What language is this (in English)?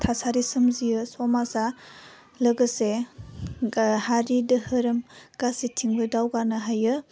Bodo